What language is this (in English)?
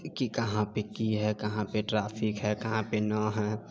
Maithili